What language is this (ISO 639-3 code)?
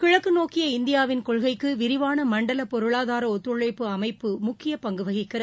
tam